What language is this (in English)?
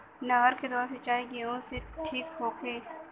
Bhojpuri